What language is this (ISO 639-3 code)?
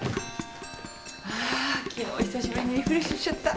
jpn